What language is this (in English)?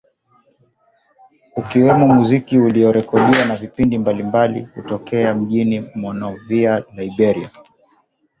Swahili